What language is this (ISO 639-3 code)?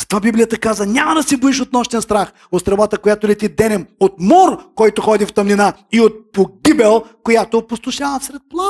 bul